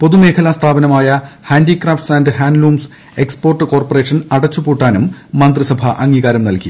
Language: Malayalam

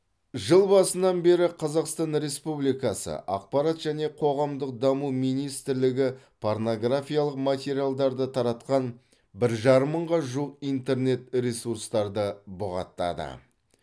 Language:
Kazakh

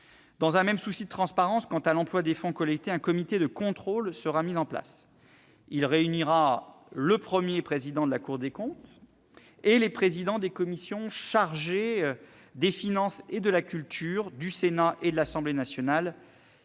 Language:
French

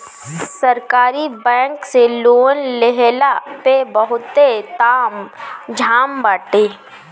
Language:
Bhojpuri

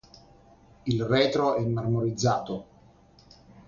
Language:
Italian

